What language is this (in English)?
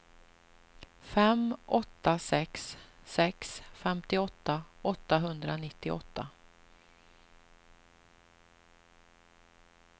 Swedish